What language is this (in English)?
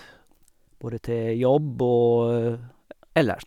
Norwegian